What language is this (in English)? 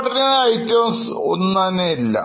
Malayalam